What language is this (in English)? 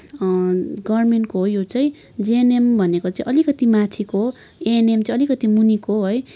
Nepali